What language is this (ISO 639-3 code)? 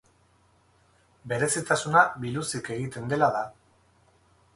eus